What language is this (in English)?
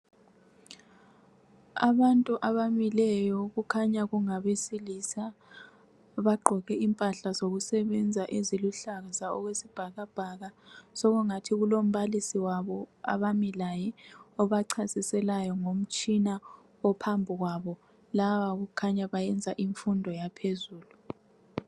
North Ndebele